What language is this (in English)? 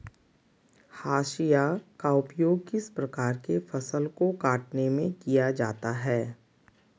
Magahi